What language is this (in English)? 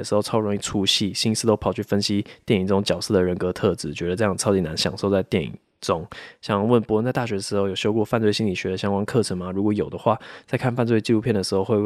Chinese